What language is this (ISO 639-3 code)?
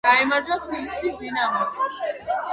kat